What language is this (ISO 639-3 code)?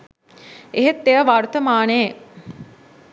sin